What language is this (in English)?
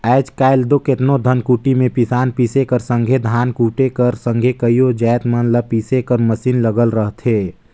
Chhattisgarhi